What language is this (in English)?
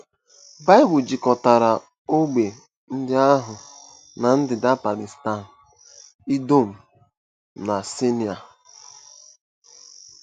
Igbo